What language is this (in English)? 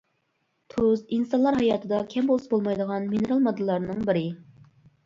Uyghur